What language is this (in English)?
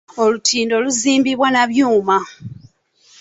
Ganda